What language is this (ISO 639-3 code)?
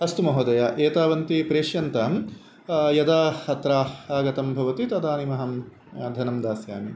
san